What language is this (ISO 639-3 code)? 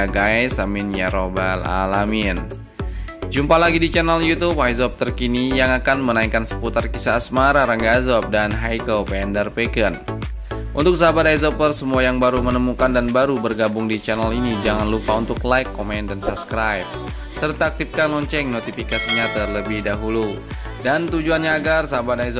ind